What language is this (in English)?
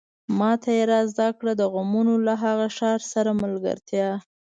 Pashto